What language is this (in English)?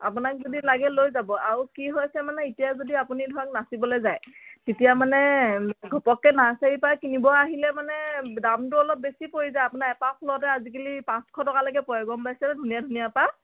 Assamese